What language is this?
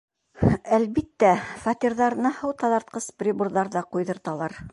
Bashkir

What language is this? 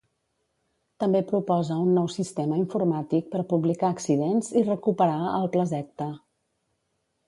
Catalan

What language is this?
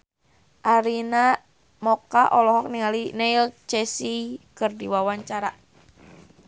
Sundanese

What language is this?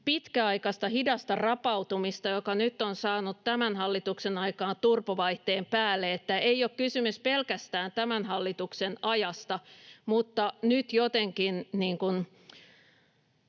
Finnish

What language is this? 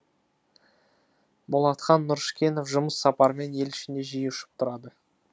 Kazakh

